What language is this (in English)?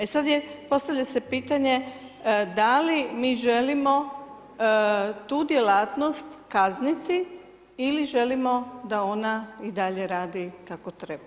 Croatian